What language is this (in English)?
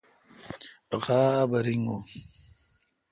Kalkoti